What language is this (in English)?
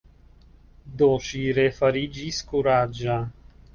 Esperanto